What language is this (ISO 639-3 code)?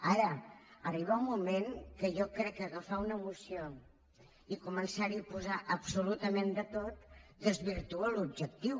cat